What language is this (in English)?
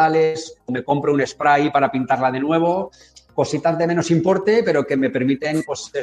Spanish